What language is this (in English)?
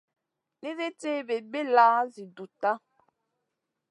Masana